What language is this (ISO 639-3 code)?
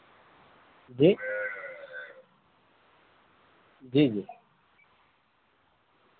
urd